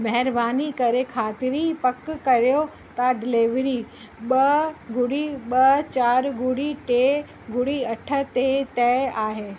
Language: Sindhi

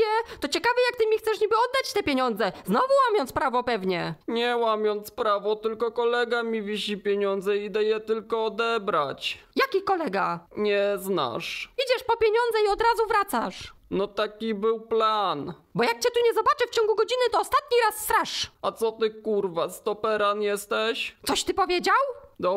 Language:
Polish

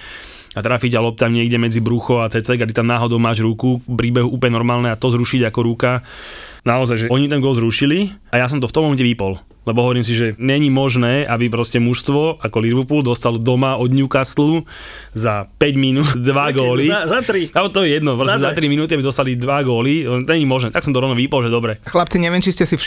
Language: Slovak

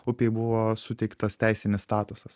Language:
Lithuanian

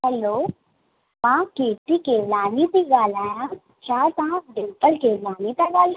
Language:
Sindhi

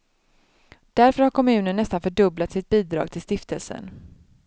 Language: Swedish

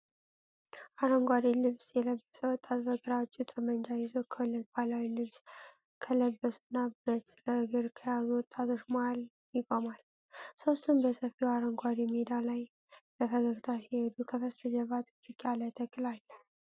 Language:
Amharic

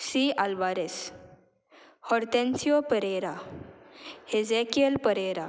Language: Konkani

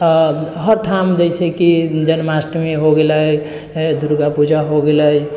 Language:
Maithili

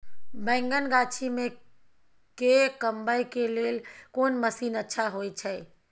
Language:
Maithili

